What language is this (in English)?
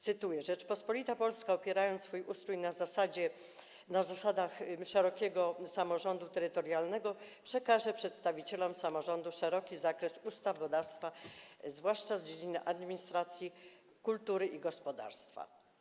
Polish